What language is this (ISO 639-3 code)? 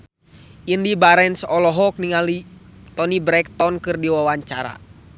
sun